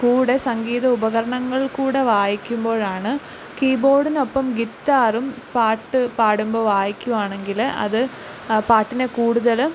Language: Malayalam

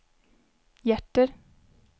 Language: Swedish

